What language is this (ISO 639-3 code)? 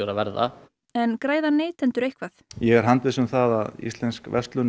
isl